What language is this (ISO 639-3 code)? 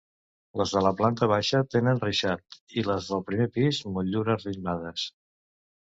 cat